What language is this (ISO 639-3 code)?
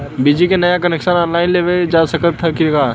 bho